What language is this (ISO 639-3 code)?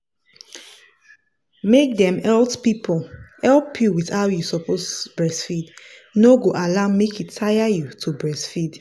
pcm